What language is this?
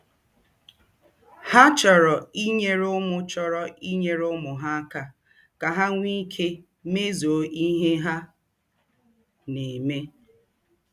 Igbo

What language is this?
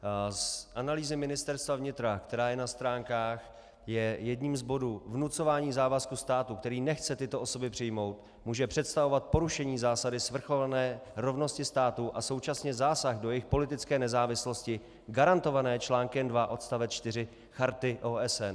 Czech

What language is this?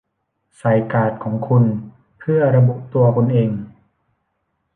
Thai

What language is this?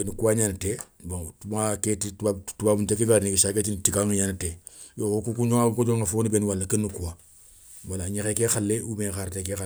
Soninke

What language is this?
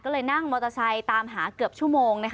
Thai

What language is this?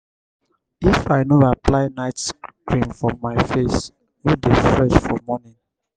Nigerian Pidgin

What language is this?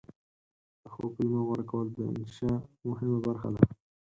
Pashto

